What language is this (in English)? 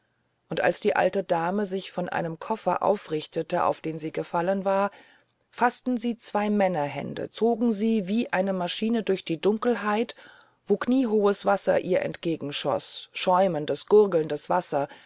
German